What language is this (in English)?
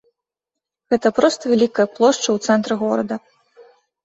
Belarusian